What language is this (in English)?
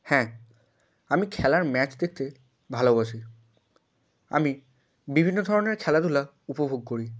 Bangla